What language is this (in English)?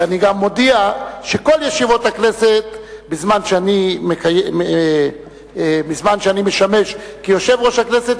Hebrew